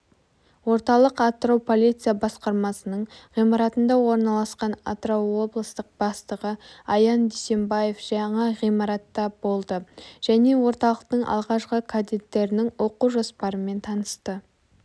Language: Kazakh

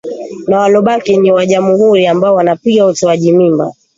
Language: Swahili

